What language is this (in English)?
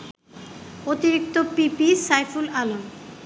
Bangla